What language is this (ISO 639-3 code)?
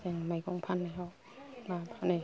brx